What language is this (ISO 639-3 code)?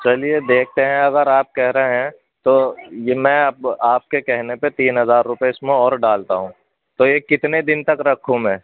urd